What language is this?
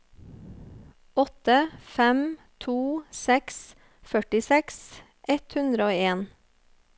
Norwegian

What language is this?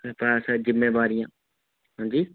Dogri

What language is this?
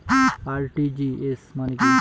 Bangla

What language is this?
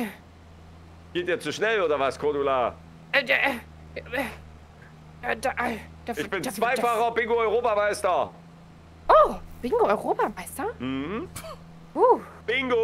German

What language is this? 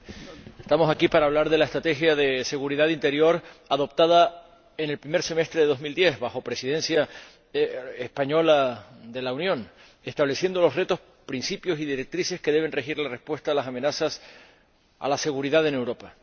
Spanish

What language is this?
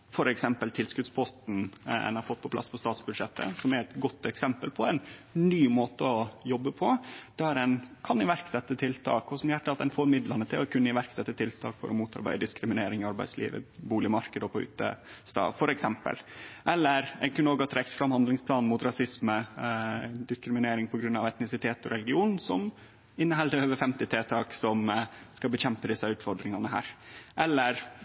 Norwegian Nynorsk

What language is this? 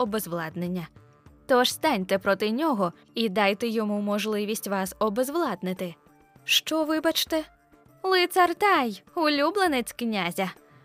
Ukrainian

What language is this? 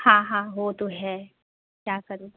Hindi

